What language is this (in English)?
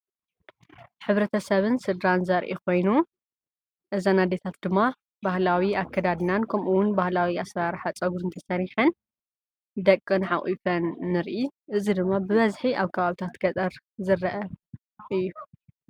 Tigrinya